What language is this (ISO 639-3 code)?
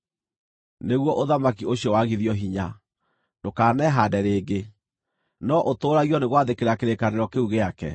kik